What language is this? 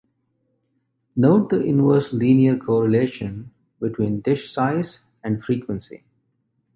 English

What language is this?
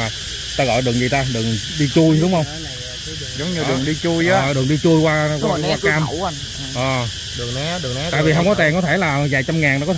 Vietnamese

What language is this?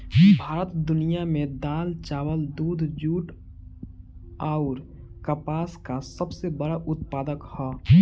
Bhojpuri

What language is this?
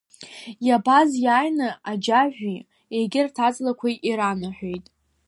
Abkhazian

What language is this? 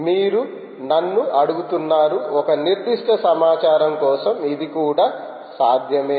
Telugu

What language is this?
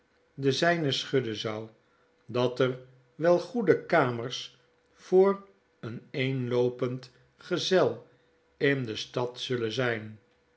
Dutch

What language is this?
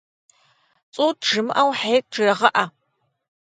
Kabardian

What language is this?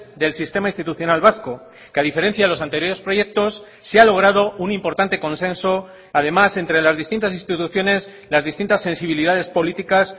Spanish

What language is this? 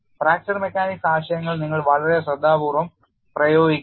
Malayalam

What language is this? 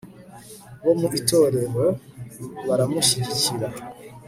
Kinyarwanda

